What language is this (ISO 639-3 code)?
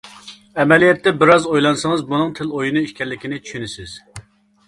uig